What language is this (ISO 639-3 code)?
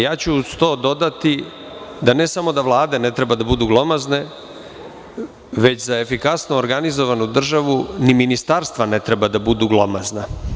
srp